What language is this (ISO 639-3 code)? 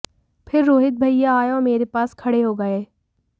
hin